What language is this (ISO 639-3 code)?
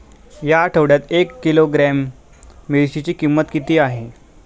mar